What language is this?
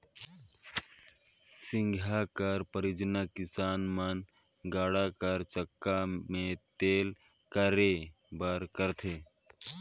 Chhattisgarhi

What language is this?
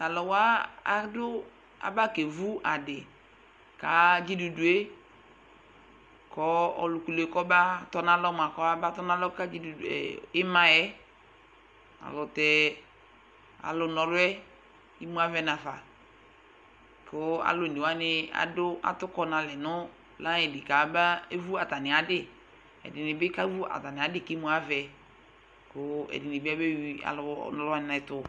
Ikposo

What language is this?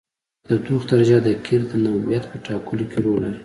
Pashto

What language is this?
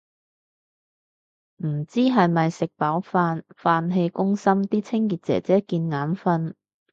Cantonese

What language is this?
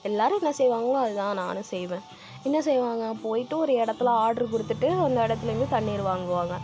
Tamil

